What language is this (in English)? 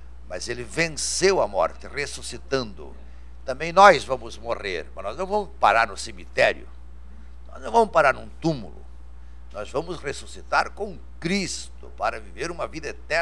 Portuguese